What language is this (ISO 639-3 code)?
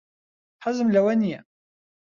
ckb